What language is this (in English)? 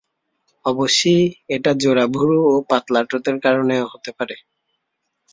Bangla